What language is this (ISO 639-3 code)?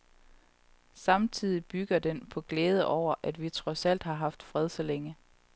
dan